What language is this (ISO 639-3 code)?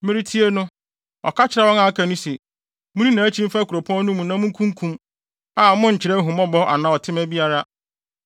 aka